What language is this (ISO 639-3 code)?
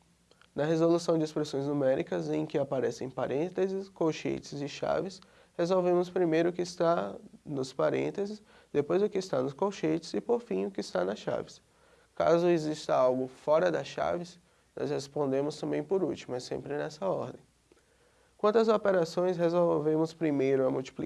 por